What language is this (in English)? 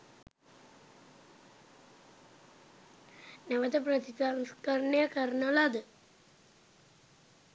Sinhala